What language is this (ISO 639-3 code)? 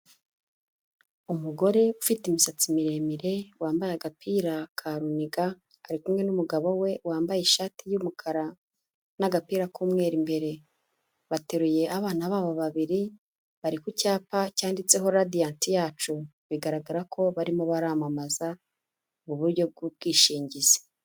kin